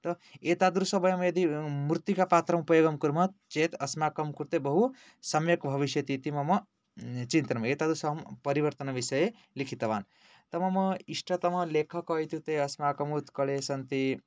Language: Sanskrit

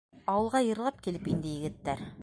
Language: Bashkir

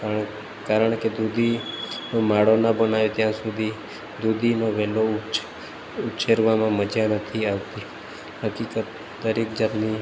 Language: Gujarati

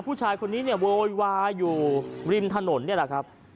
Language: Thai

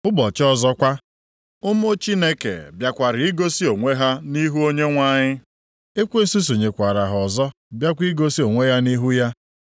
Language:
Igbo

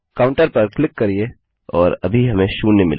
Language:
Hindi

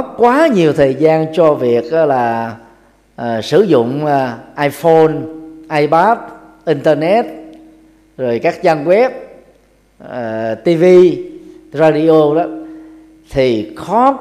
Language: Vietnamese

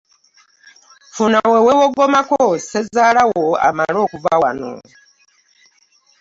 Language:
Ganda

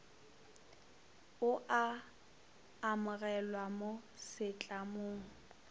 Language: Northern Sotho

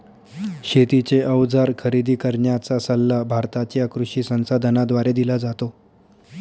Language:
Marathi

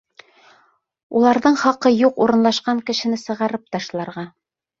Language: Bashkir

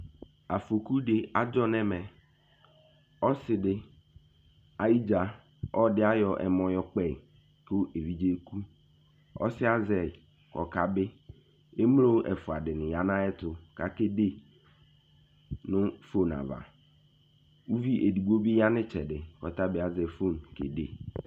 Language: Ikposo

